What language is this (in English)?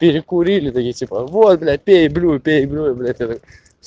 Russian